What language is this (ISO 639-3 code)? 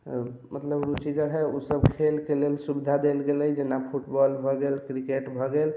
mai